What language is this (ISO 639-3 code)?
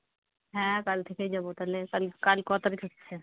ben